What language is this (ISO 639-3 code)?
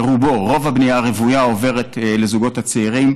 heb